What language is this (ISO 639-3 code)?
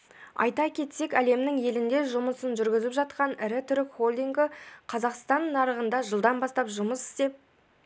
kaz